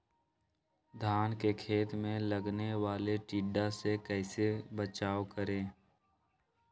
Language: Magahi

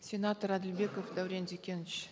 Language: Kazakh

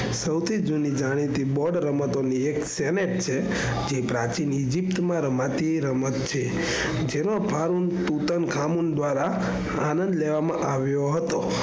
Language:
Gujarati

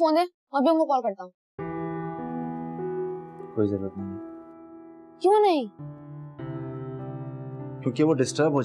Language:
Hindi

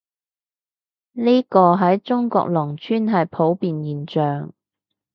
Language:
Cantonese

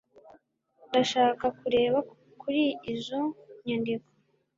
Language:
Kinyarwanda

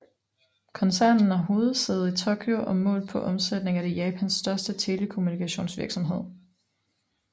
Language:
Danish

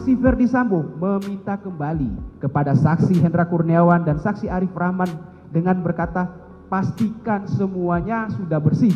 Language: Indonesian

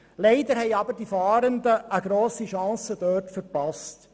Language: Swiss German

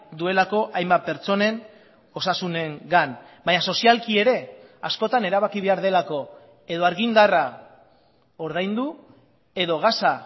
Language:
Basque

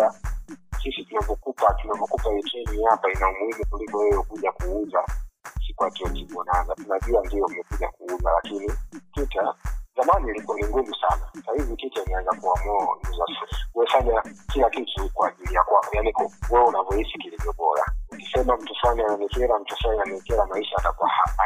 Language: Swahili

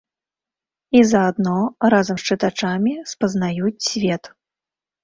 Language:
Belarusian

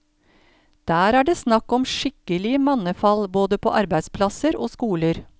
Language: Norwegian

